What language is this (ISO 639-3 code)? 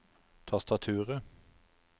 nor